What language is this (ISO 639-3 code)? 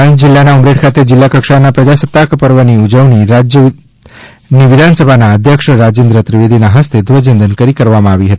guj